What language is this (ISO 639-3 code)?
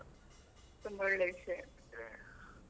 kan